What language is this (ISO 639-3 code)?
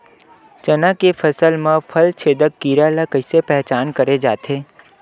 hne